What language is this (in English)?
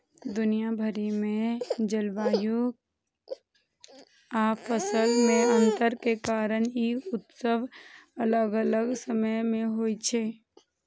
Maithili